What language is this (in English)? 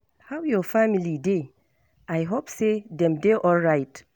Nigerian Pidgin